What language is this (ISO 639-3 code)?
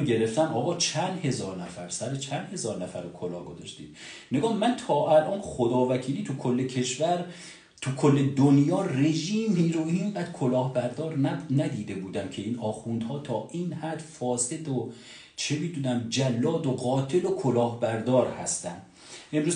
fas